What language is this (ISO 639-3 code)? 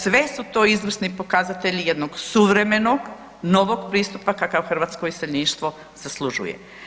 hrv